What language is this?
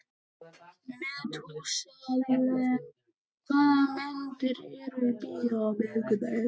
Icelandic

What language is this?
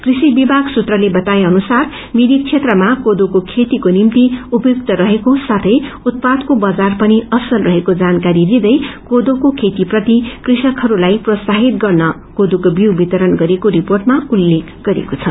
Nepali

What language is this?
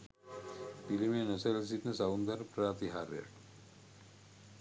Sinhala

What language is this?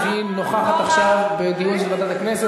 Hebrew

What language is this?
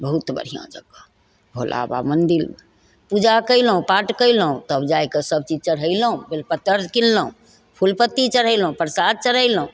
Maithili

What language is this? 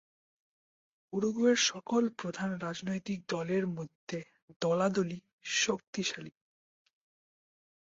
Bangla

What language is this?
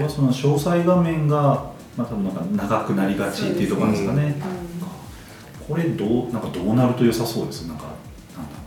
Japanese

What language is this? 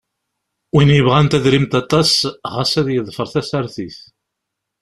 Kabyle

